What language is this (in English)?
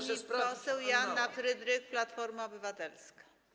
Polish